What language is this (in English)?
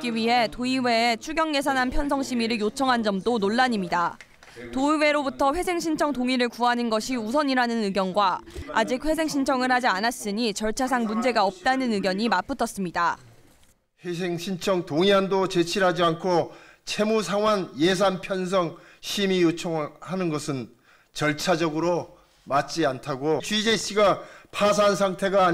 Korean